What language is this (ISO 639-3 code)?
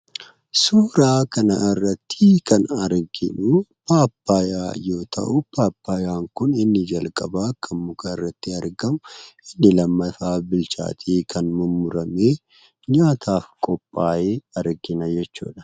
orm